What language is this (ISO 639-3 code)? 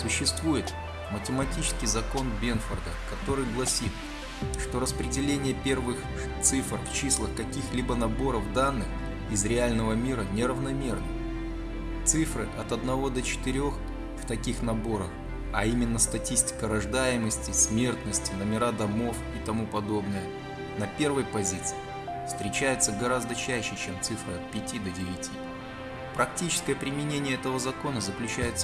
rus